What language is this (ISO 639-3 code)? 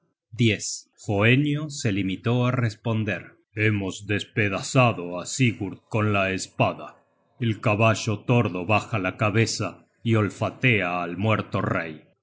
spa